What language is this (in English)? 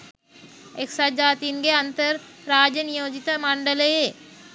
Sinhala